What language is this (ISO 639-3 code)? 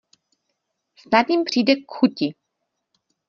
ces